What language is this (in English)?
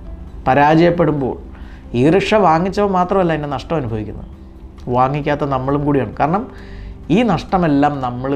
Malayalam